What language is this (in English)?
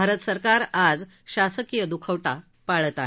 Marathi